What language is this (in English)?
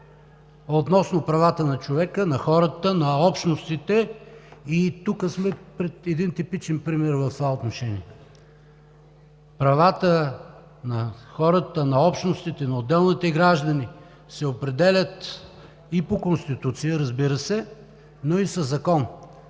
Bulgarian